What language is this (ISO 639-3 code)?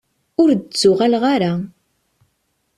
kab